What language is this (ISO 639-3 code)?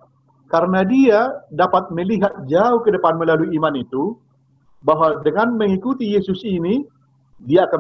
ind